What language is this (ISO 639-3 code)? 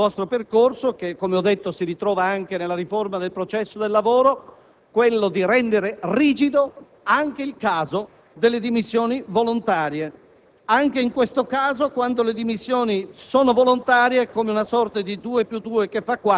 ita